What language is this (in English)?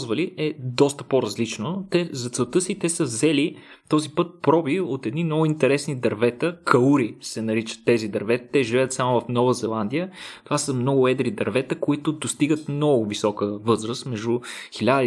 Bulgarian